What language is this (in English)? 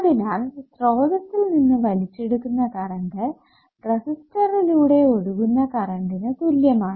Malayalam